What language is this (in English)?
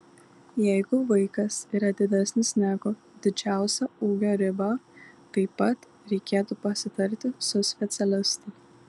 Lithuanian